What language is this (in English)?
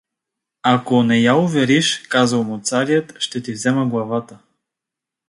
Bulgarian